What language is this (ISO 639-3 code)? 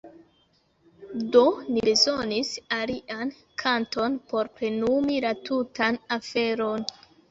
epo